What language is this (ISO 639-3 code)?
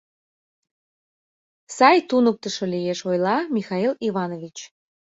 chm